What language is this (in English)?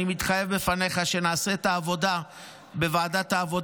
Hebrew